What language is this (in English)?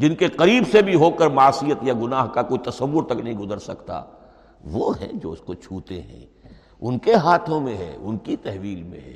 Urdu